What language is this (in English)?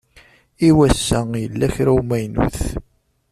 Kabyle